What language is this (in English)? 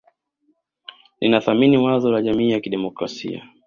Swahili